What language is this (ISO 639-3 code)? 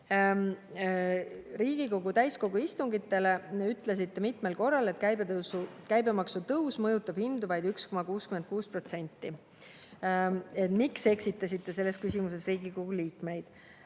est